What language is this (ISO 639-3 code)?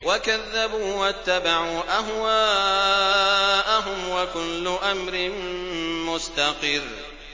ara